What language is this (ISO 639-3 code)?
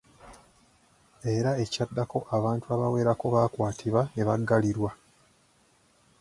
lug